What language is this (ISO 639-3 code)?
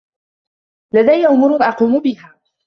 ara